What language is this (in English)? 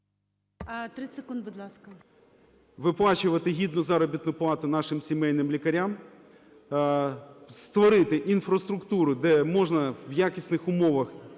Ukrainian